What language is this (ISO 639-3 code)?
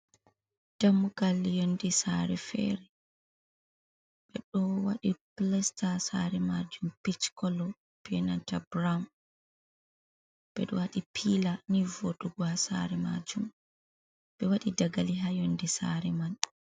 ful